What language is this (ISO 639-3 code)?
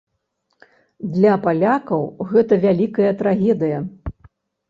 bel